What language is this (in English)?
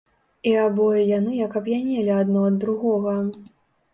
Belarusian